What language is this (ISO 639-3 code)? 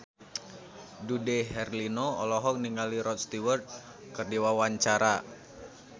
sun